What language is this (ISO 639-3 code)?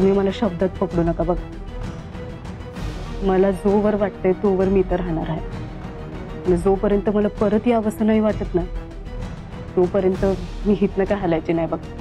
hin